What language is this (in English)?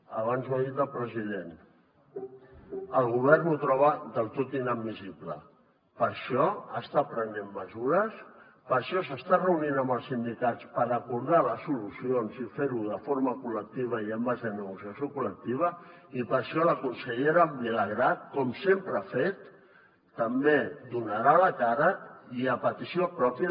Catalan